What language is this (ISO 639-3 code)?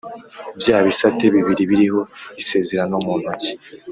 kin